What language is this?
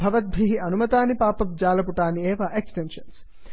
Sanskrit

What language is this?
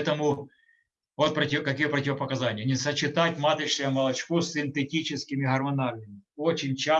Russian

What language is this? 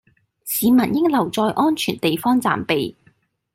Cantonese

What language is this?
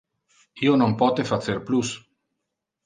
Interlingua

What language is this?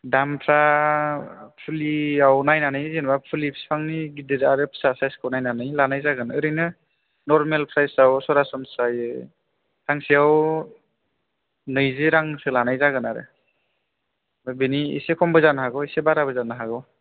Bodo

